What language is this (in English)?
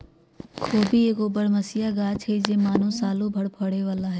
Magahi